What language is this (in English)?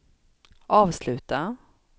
Swedish